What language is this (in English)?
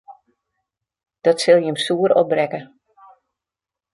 Western Frisian